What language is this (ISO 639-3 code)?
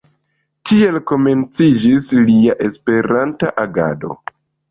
epo